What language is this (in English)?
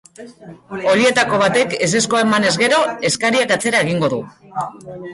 Basque